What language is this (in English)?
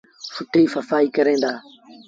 Sindhi Bhil